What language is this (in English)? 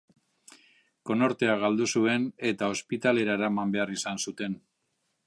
Basque